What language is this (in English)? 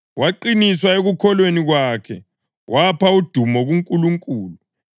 North Ndebele